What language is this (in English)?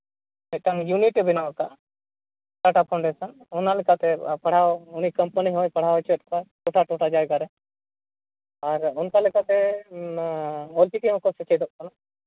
Santali